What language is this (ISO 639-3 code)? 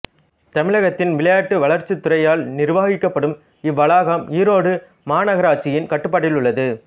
tam